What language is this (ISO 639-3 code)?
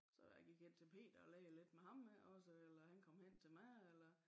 dan